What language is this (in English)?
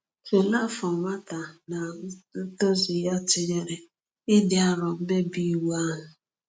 Igbo